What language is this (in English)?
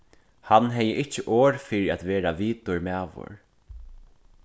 Faroese